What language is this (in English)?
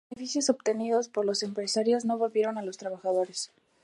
Spanish